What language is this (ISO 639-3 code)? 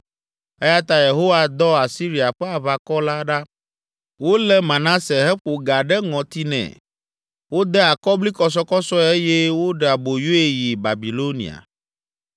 ewe